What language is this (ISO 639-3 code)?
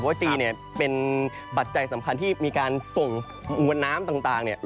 tha